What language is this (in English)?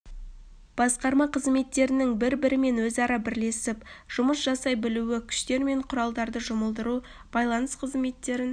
Kazakh